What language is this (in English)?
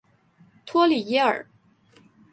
Chinese